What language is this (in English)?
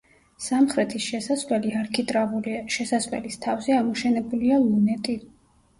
Georgian